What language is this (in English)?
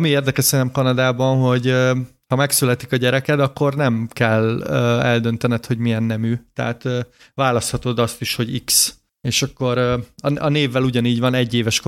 Hungarian